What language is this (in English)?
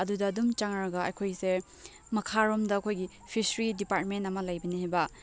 Manipuri